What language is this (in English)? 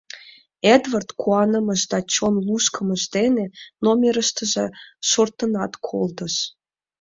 Mari